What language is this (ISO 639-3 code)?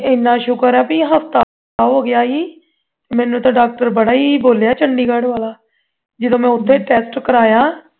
pan